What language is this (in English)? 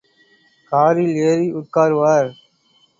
Tamil